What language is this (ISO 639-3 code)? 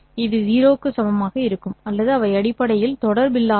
tam